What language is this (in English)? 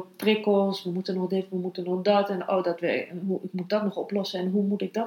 Dutch